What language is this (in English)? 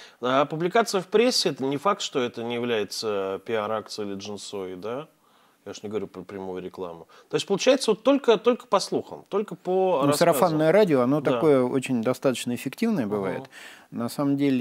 Russian